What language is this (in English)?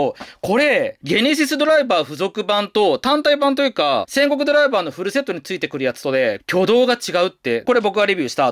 Japanese